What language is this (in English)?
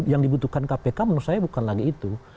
Indonesian